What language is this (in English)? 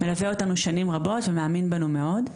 Hebrew